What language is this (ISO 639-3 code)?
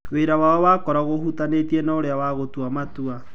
kik